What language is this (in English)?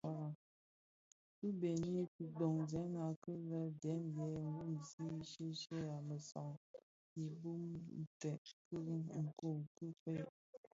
Bafia